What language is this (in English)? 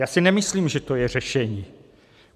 Czech